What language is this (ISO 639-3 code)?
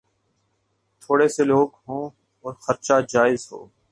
urd